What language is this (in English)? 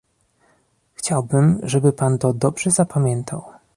Polish